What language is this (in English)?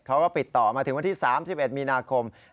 Thai